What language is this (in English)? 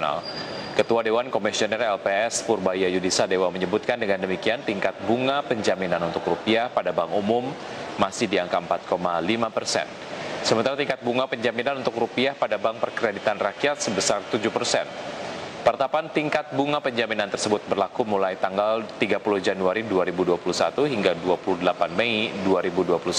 Indonesian